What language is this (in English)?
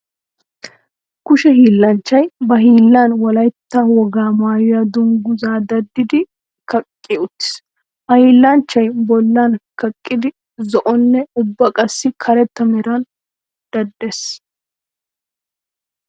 Wolaytta